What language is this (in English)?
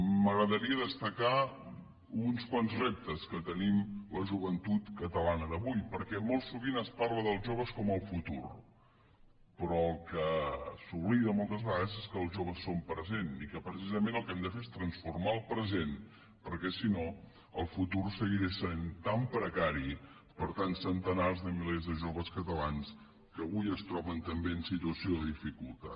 Catalan